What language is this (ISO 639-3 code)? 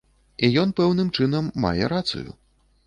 bel